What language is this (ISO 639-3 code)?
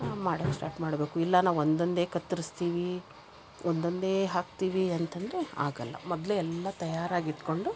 kan